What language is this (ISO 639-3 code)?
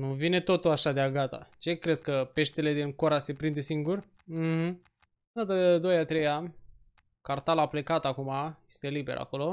ron